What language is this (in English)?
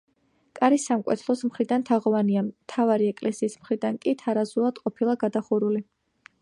Georgian